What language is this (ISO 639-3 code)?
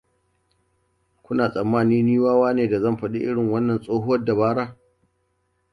hau